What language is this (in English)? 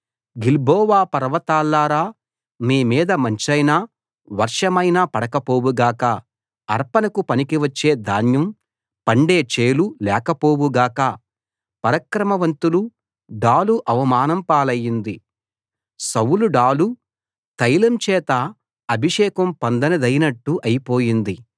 Telugu